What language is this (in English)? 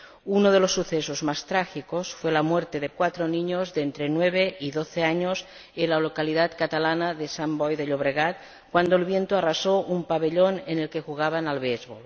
Spanish